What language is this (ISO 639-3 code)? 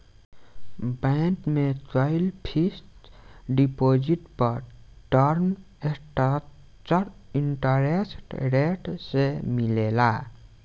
bho